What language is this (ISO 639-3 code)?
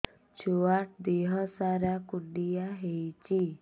ori